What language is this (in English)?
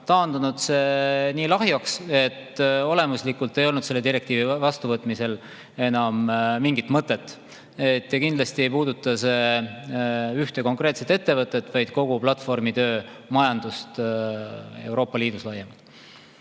Estonian